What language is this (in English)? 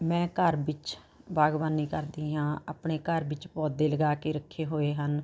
Punjabi